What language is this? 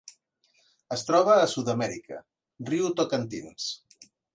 Catalan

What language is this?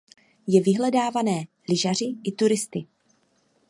Czech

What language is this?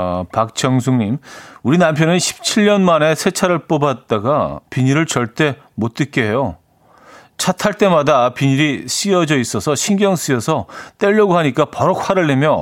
Korean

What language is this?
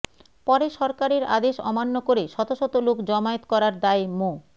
Bangla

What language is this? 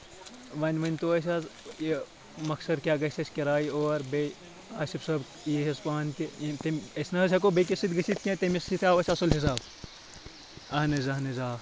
Kashmiri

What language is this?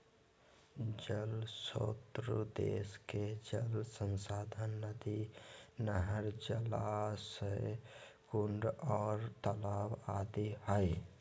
Magahi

